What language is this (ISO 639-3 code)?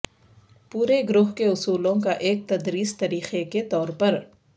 urd